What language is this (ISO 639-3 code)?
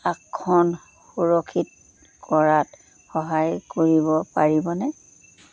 asm